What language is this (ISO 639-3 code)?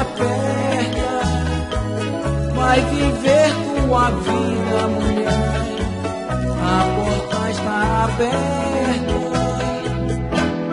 por